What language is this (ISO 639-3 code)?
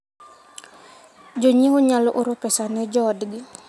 luo